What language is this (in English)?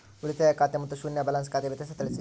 Kannada